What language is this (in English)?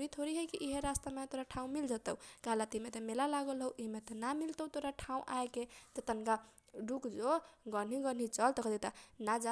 Kochila Tharu